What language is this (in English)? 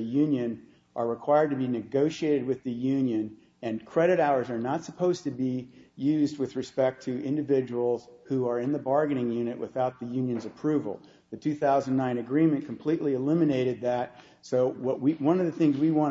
English